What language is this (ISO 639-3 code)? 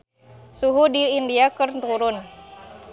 sun